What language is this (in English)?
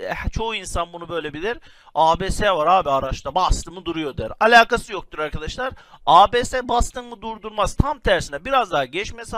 Turkish